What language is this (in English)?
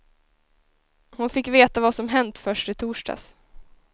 Swedish